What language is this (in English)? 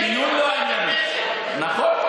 Hebrew